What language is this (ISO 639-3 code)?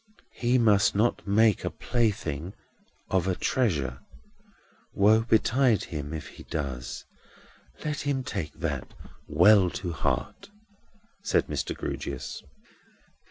eng